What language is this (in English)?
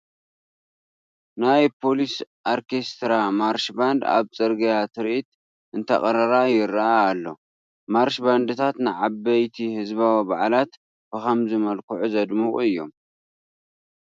Tigrinya